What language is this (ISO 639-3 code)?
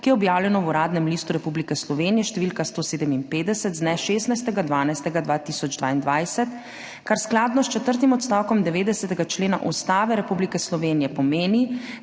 slv